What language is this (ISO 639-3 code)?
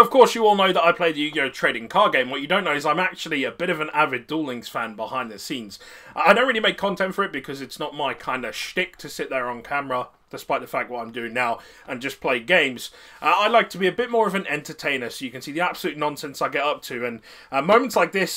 eng